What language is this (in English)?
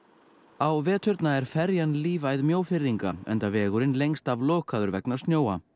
Icelandic